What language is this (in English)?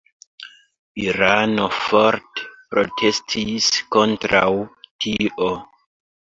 Esperanto